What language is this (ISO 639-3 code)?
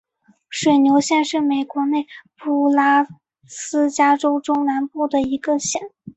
zho